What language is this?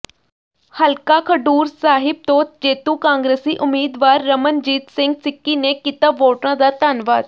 Punjabi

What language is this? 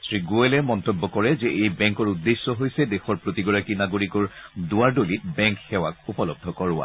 Assamese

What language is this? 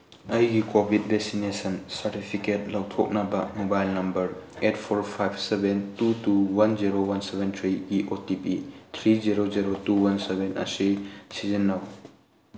Manipuri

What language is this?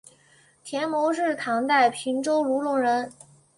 Chinese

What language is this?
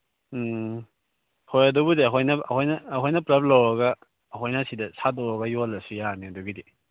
Manipuri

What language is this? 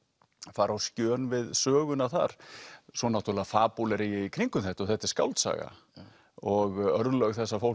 Icelandic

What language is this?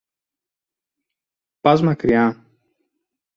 Greek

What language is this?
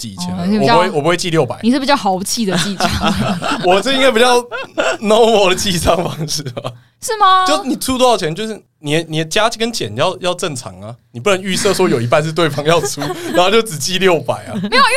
Chinese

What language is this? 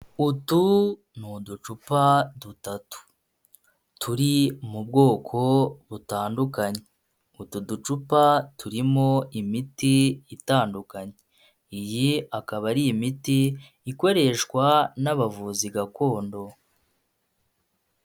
Kinyarwanda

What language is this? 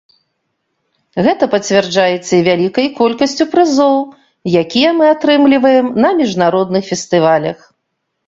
Belarusian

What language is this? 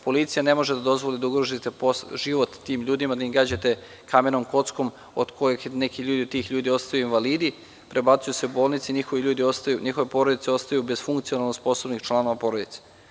Serbian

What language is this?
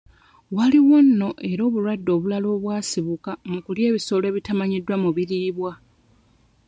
Ganda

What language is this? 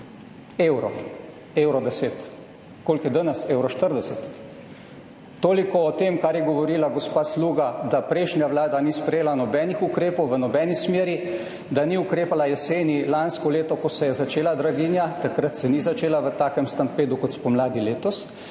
Slovenian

